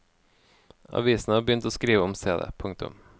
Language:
Norwegian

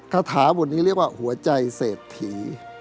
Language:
Thai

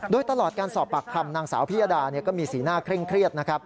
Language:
Thai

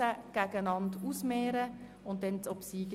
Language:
Swiss German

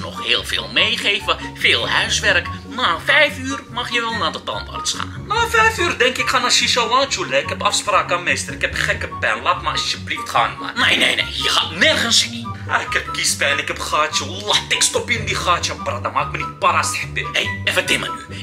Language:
Dutch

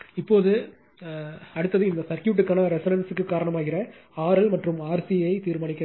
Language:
Tamil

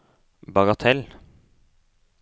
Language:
Norwegian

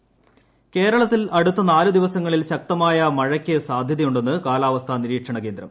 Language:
Malayalam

